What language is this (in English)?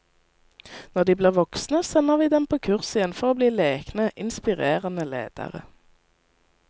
Norwegian